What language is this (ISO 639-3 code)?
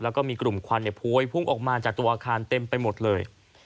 tha